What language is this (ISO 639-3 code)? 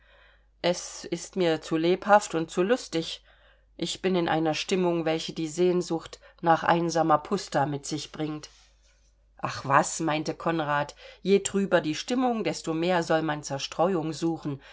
deu